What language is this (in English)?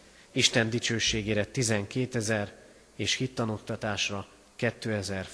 Hungarian